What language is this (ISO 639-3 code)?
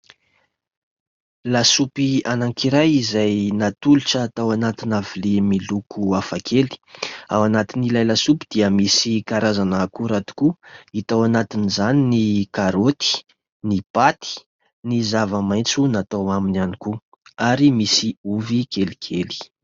mlg